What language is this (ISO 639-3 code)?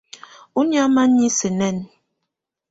tvu